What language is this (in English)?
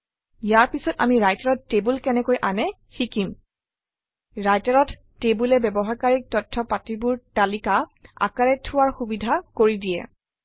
Assamese